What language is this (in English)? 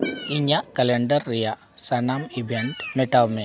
Santali